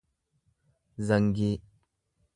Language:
Oromo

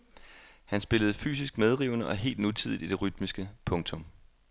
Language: Danish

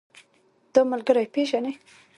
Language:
Pashto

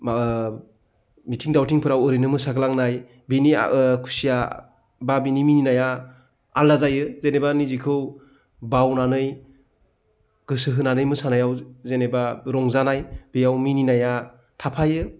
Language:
Bodo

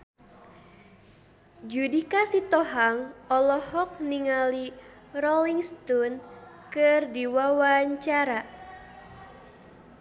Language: Sundanese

